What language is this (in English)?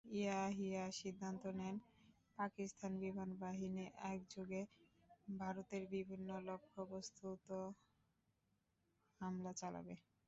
Bangla